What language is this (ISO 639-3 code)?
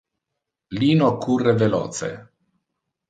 ina